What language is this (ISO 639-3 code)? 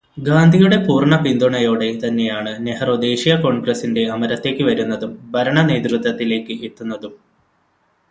mal